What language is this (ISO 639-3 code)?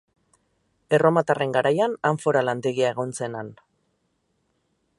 eus